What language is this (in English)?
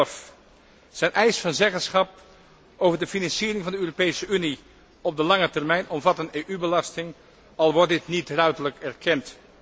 Dutch